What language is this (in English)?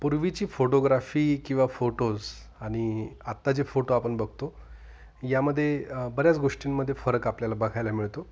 Marathi